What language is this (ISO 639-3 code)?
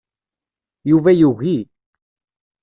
kab